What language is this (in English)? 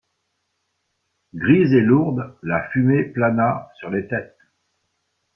French